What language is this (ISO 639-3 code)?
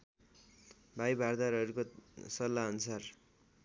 nep